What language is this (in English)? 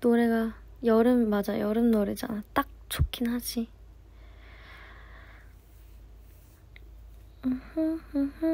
Korean